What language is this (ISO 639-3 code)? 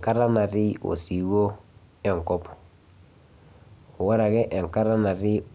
mas